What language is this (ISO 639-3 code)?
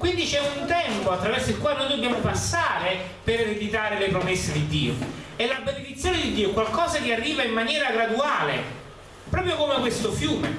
ita